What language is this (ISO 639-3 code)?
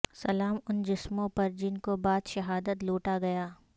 urd